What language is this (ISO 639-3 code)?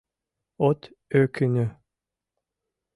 chm